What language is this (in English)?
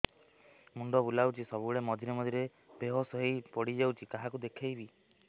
Odia